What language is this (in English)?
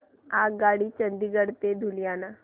Marathi